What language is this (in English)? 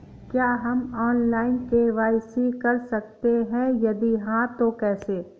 Hindi